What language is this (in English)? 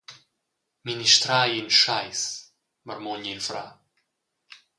Romansh